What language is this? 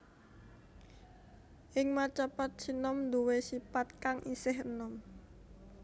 Javanese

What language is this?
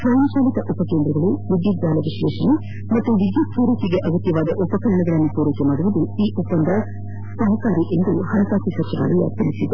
Kannada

